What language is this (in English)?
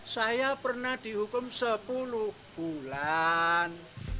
Indonesian